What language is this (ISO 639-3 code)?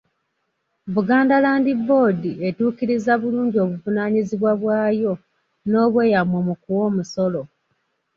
lug